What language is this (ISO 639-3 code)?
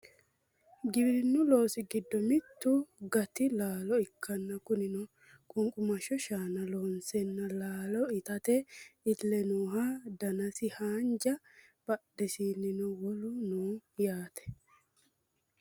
sid